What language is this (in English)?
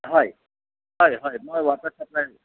Assamese